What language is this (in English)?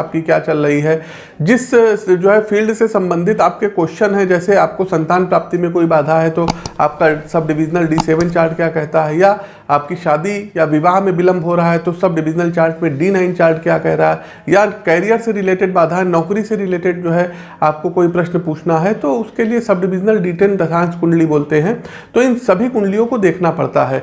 Hindi